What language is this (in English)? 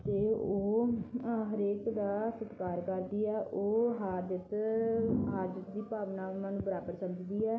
Punjabi